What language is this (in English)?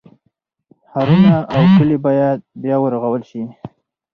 Pashto